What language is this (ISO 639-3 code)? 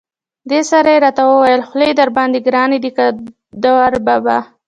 pus